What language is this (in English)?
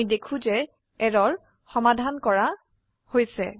Assamese